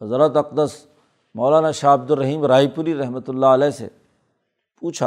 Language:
Urdu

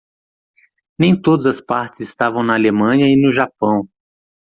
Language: Portuguese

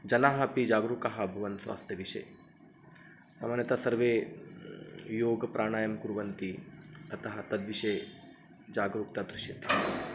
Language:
Sanskrit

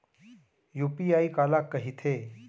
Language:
Chhattisgarhi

